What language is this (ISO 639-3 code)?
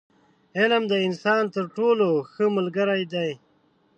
pus